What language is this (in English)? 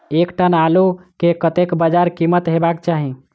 Maithili